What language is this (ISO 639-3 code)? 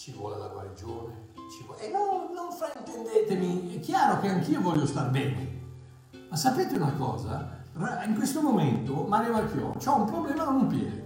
ita